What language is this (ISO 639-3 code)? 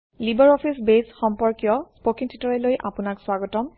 asm